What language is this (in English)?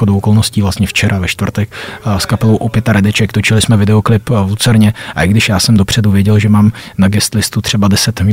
Czech